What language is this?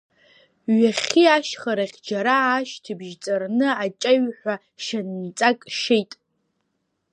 Abkhazian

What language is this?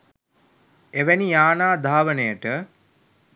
Sinhala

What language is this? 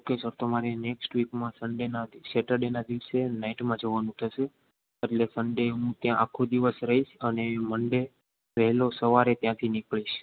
Gujarati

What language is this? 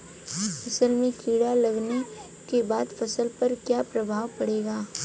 Bhojpuri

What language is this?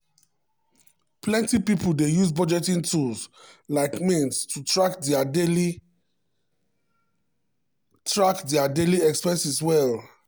Nigerian Pidgin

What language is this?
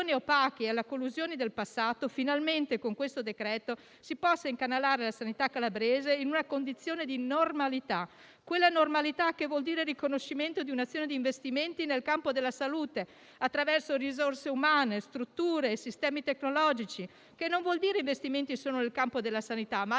Italian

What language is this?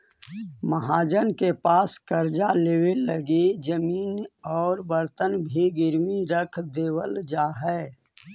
Magahi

